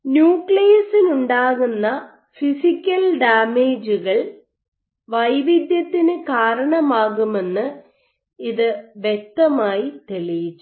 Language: Malayalam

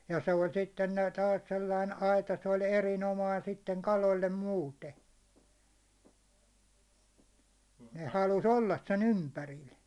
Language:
Finnish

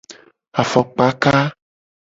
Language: Gen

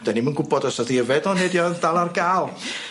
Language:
Welsh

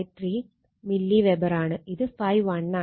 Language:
Malayalam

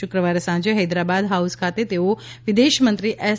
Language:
Gujarati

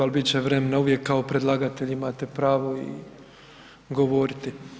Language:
Croatian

